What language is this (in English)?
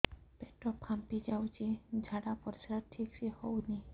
Odia